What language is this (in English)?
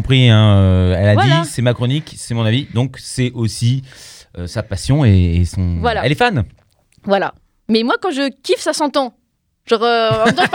French